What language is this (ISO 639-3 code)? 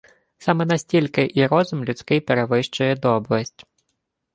ukr